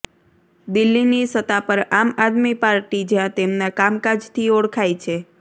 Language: Gujarati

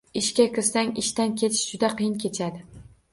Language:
Uzbek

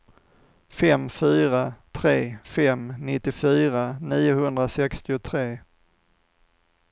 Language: Swedish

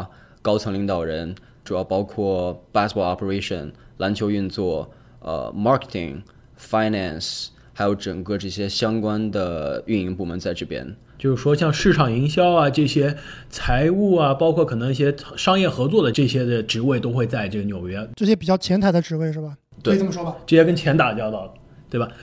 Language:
Chinese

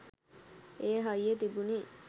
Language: Sinhala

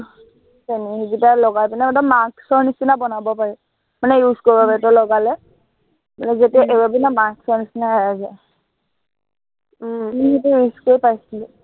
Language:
Assamese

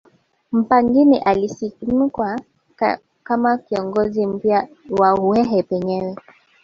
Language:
Swahili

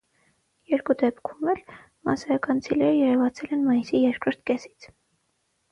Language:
Armenian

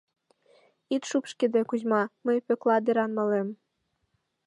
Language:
Mari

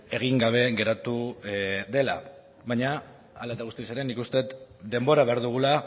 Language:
Basque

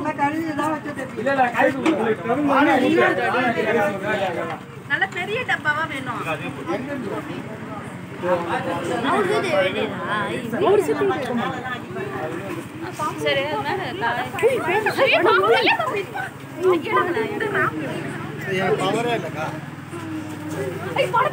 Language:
Arabic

